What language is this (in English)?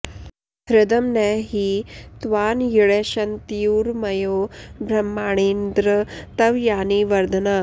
Sanskrit